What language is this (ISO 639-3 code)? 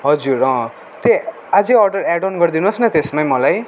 nep